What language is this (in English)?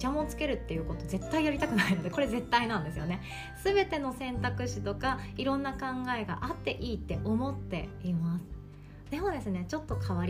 Japanese